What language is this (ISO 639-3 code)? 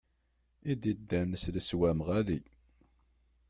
kab